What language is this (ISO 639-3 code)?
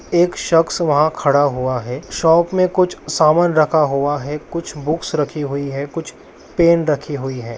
mag